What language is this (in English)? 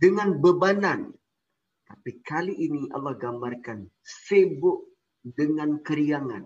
Malay